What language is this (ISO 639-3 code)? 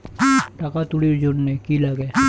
ben